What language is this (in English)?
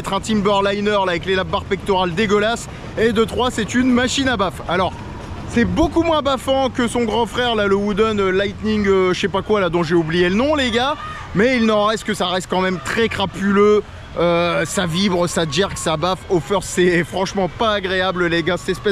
French